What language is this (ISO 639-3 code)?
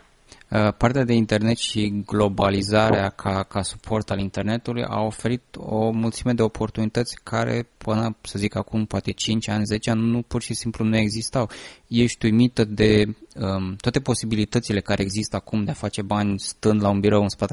ron